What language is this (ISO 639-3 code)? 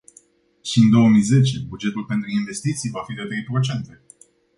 ron